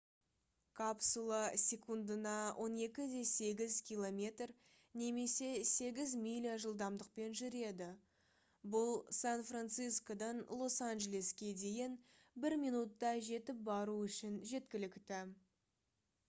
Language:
Kazakh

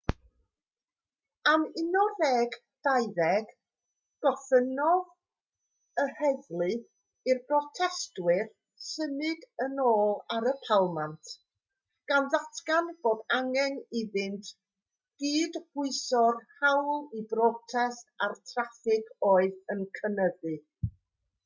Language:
Welsh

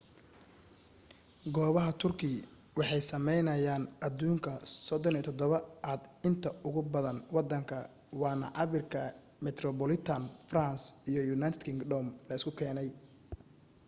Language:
Somali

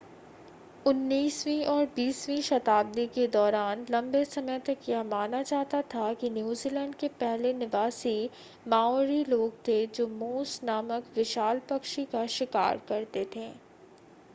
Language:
Hindi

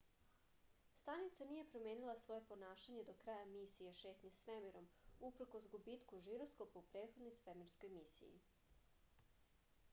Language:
Serbian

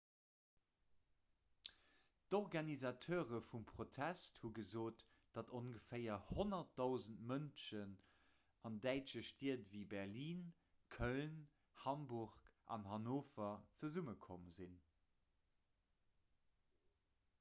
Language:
Luxembourgish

